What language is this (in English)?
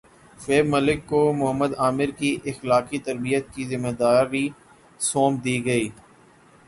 Urdu